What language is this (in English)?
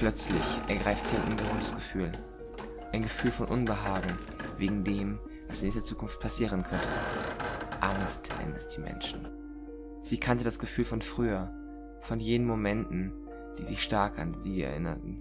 German